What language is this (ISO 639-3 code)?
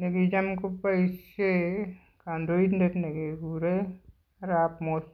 kln